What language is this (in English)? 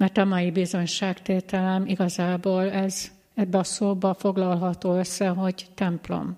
Hungarian